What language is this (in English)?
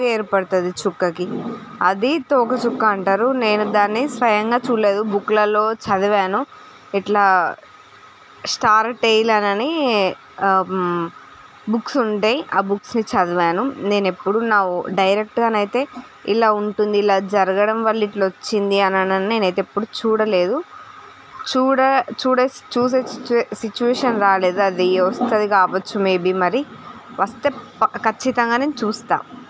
Telugu